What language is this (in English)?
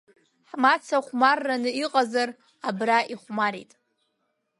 Abkhazian